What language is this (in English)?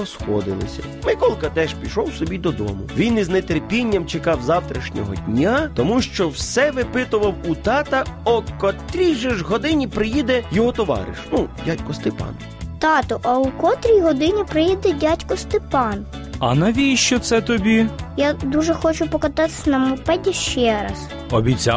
Ukrainian